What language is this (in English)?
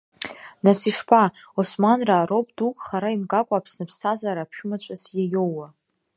Abkhazian